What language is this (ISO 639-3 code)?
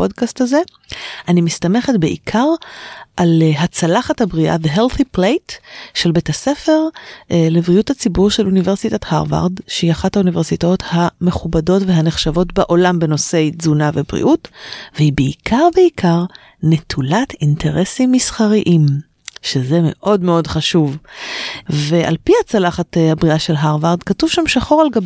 heb